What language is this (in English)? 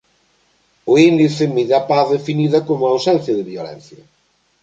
Galician